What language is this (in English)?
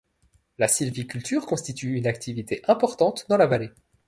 French